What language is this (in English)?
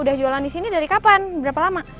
Indonesian